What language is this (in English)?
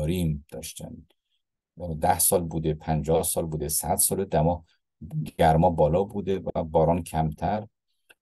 Persian